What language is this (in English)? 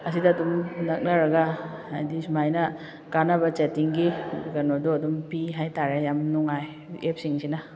Manipuri